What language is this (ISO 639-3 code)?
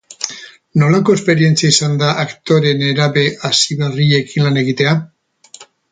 eus